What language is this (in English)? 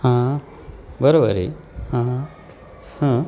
Marathi